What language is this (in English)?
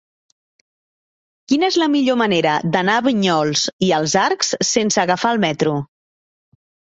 Catalan